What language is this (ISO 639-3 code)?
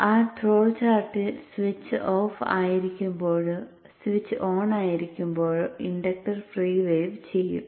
mal